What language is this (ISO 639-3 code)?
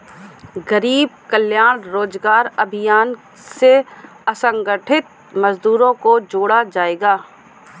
hin